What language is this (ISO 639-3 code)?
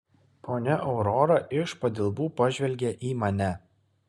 lit